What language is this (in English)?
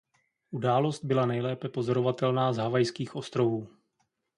Czech